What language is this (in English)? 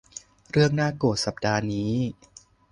Thai